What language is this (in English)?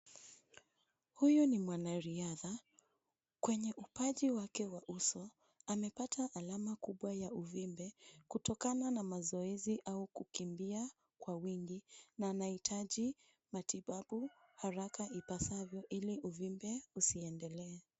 Swahili